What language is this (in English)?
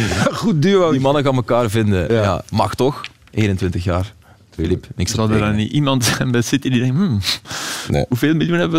Dutch